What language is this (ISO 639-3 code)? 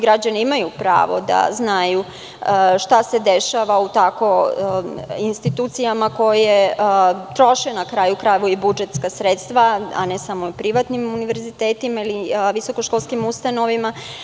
srp